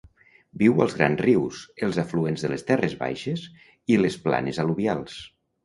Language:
Catalan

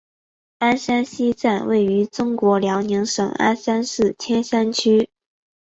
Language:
Chinese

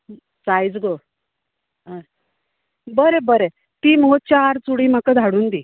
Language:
Konkani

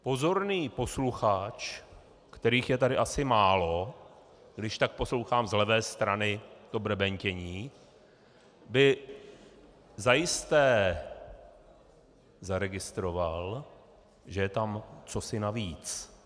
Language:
Czech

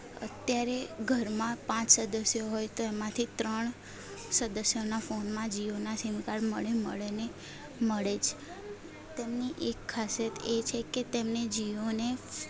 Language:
Gujarati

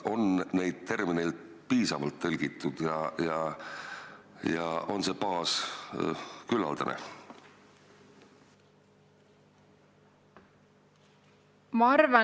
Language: Estonian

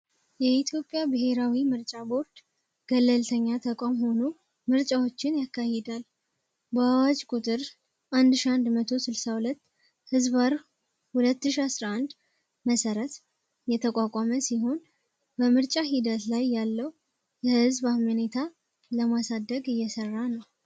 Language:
Amharic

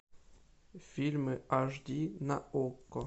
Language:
Russian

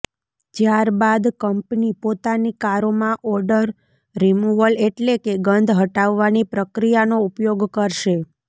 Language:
Gujarati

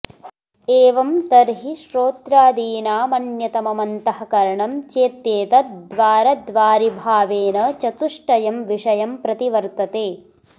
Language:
Sanskrit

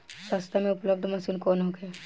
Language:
Bhojpuri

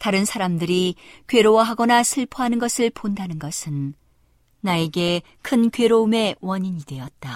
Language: Korean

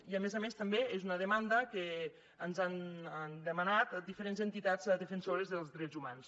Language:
Catalan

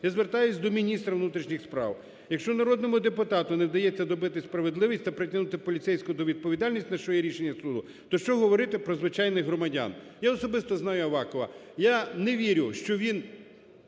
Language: Ukrainian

